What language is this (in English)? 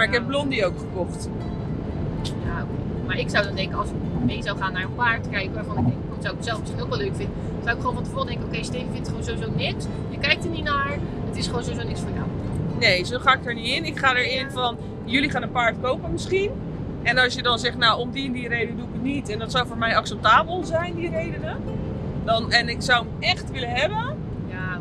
Dutch